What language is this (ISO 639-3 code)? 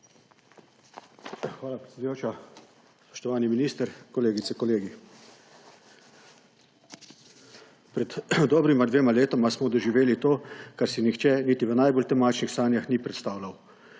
slv